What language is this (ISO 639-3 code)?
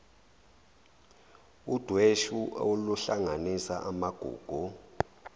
zul